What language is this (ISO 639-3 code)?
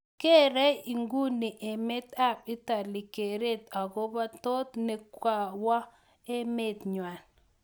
kln